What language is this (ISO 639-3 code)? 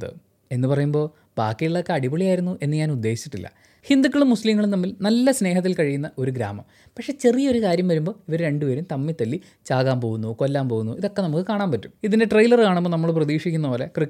mal